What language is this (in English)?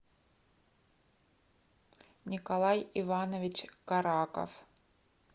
Russian